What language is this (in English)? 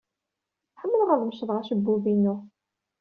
Kabyle